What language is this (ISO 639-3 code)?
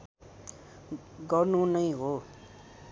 nep